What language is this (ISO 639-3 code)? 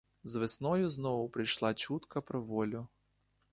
ukr